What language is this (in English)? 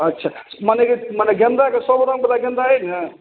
Maithili